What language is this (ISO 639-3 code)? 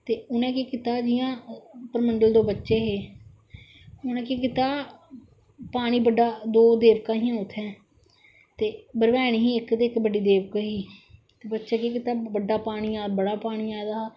doi